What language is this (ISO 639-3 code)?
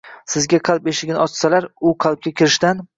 uzb